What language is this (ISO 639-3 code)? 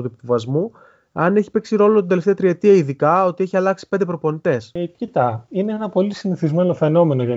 ell